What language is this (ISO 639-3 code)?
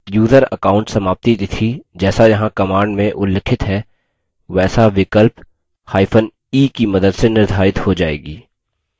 hin